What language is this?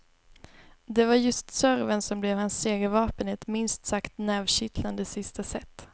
Swedish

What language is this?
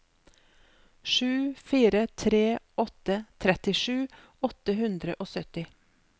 Norwegian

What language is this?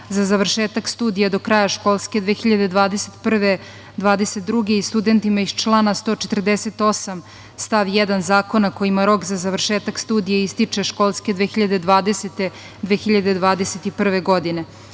Serbian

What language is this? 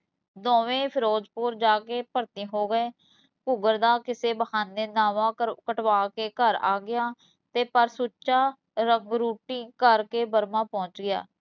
Punjabi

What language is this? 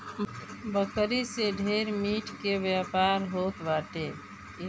Bhojpuri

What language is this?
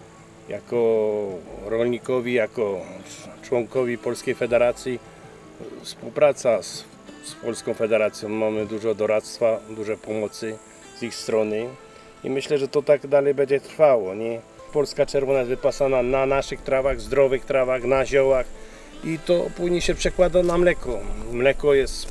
Polish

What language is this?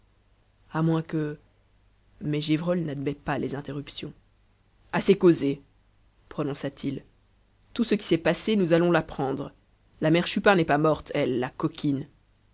French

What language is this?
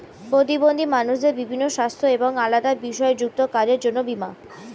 Bangla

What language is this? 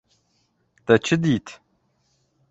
Kurdish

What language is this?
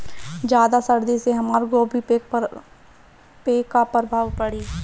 Bhojpuri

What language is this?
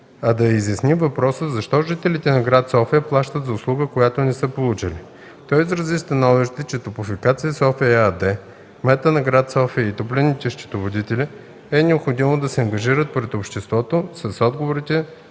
Bulgarian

